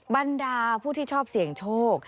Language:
Thai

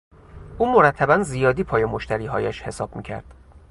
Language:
Persian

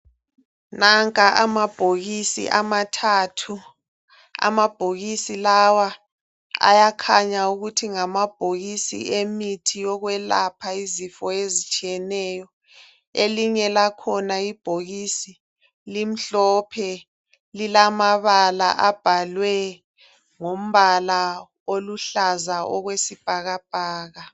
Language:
North Ndebele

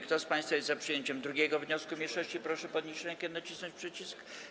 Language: Polish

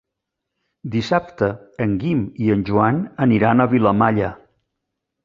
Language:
Catalan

